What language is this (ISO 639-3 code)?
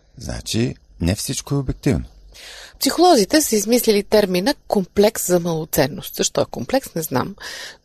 bul